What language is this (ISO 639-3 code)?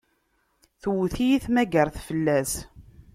kab